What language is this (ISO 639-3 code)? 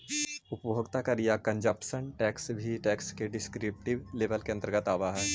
mag